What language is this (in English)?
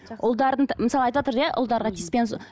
Kazakh